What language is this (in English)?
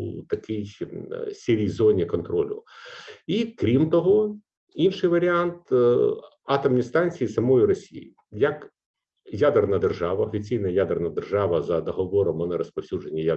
Ukrainian